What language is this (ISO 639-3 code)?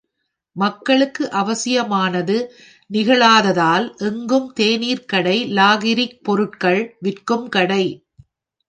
tam